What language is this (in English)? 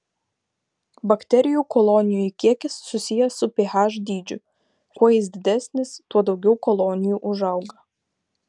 Lithuanian